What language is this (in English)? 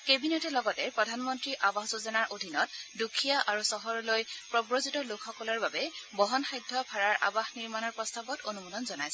Assamese